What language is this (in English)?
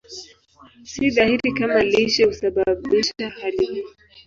Swahili